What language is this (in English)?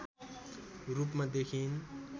Nepali